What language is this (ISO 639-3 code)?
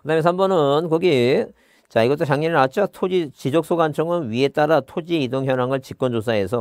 kor